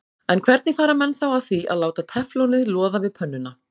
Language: Icelandic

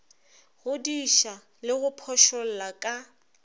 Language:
Northern Sotho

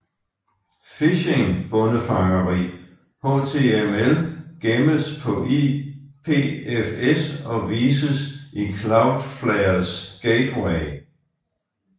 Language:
Danish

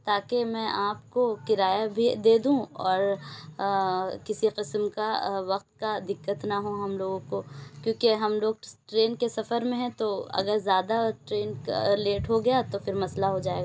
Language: Urdu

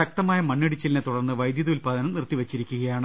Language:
Malayalam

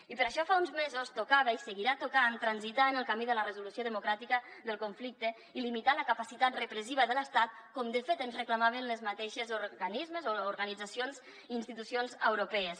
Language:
Catalan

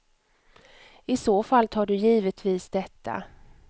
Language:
Swedish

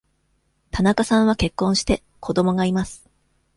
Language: Japanese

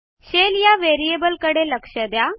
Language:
Marathi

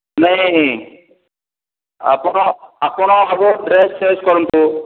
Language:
Odia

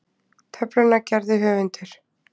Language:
Icelandic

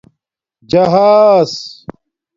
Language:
Domaaki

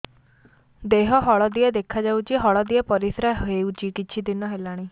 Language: Odia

